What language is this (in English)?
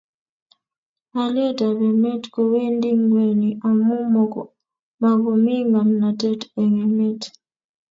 Kalenjin